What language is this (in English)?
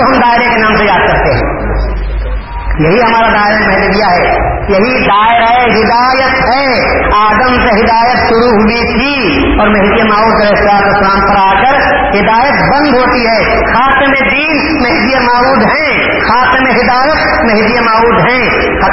Urdu